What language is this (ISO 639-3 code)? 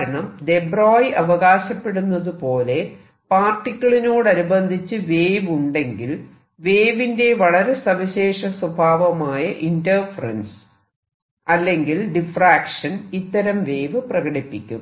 mal